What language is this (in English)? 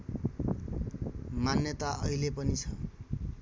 Nepali